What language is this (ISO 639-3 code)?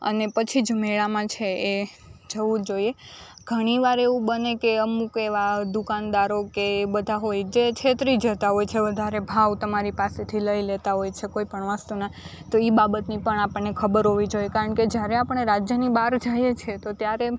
guj